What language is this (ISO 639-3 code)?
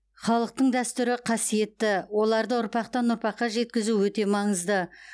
kaz